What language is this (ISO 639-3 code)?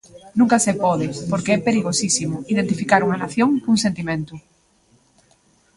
glg